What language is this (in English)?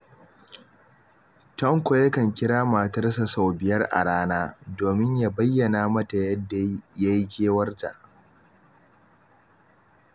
Hausa